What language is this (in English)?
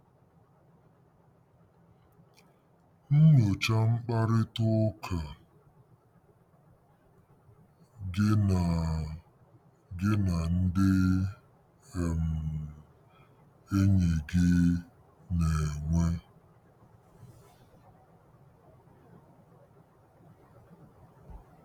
Igbo